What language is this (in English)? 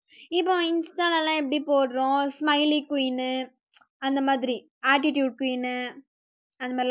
Tamil